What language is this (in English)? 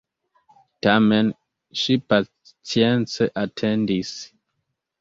Esperanto